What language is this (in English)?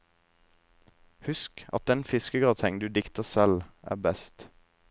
Norwegian